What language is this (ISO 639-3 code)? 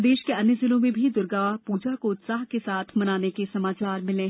hin